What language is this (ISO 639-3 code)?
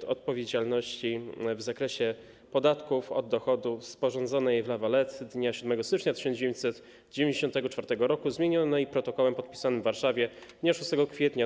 pol